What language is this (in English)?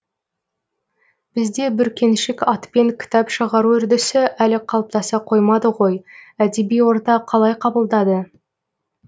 Kazakh